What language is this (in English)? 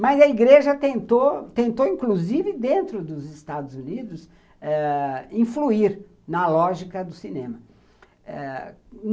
Portuguese